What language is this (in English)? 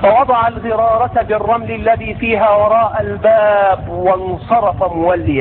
Arabic